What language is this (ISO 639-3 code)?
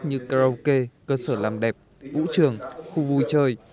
vie